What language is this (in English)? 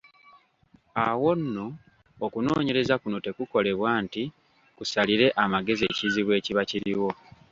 Ganda